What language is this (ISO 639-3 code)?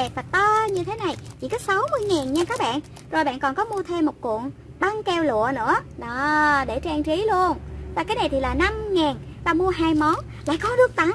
vie